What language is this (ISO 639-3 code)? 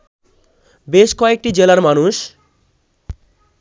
ben